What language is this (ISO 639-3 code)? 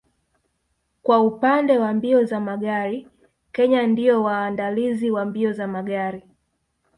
swa